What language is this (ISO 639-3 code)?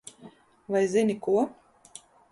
lav